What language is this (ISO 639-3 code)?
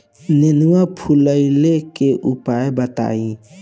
bho